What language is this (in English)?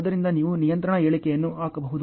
Kannada